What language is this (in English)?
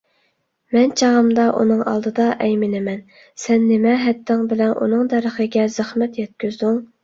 Uyghur